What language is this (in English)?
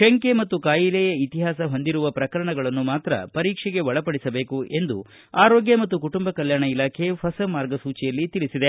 Kannada